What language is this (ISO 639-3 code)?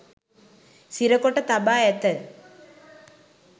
sin